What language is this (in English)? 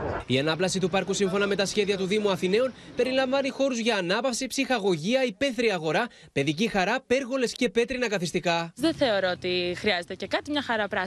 Greek